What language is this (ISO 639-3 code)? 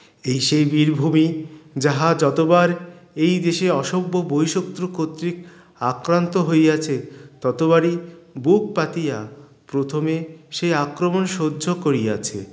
ben